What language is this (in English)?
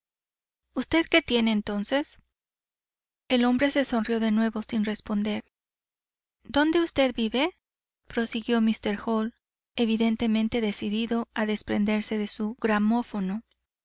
Spanish